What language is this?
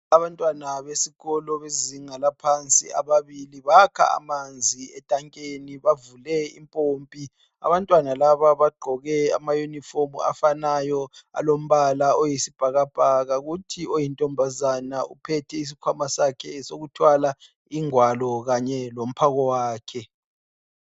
North Ndebele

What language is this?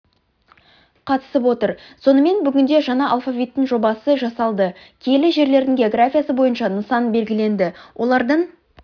Kazakh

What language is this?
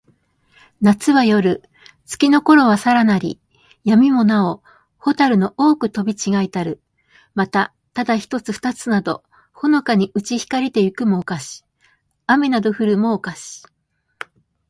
Japanese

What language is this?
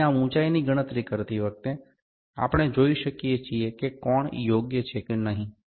Gujarati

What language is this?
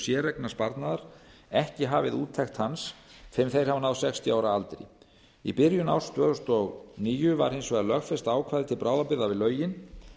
Icelandic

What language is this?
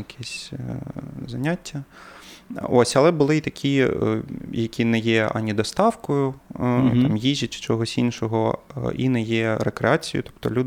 Ukrainian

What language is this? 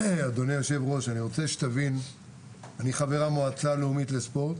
Hebrew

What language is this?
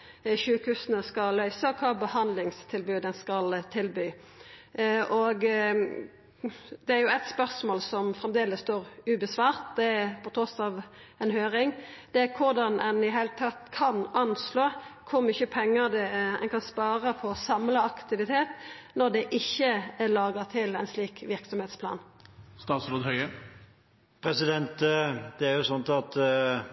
Norwegian Nynorsk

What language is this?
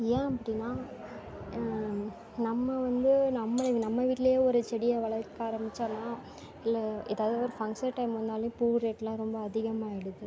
Tamil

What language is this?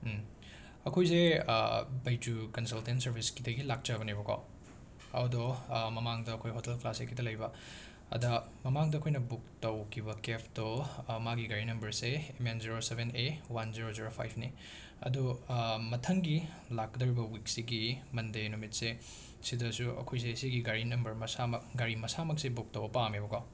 Manipuri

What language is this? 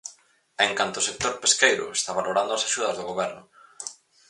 Galician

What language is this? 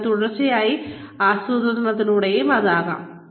Malayalam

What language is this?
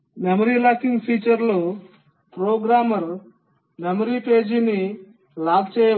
Telugu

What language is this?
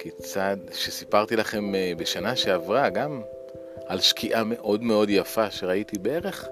Hebrew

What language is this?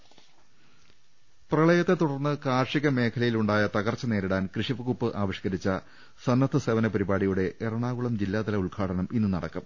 Malayalam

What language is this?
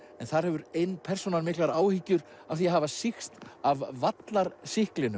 Icelandic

